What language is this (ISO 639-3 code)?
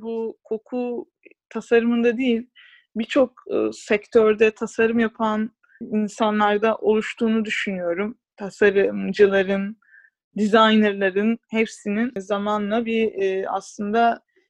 tur